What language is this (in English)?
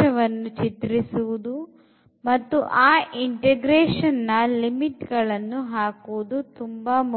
Kannada